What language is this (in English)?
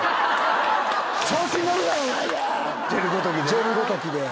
Japanese